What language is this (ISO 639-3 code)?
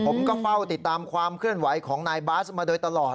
tha